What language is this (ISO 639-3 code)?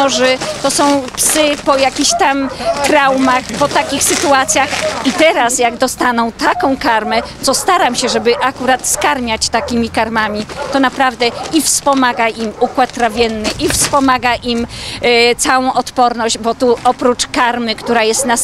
pol